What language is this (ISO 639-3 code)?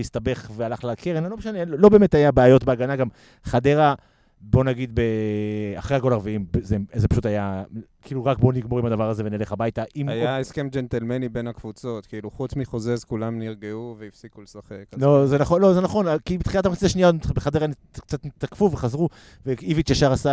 heb